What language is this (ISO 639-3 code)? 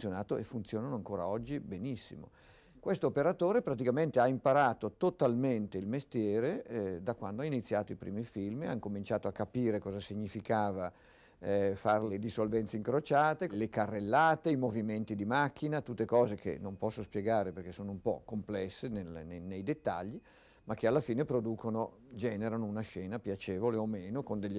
ita